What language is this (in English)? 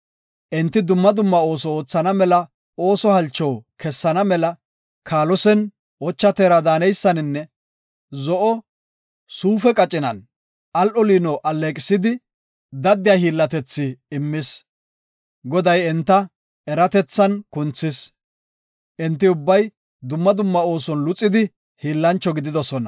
Gofa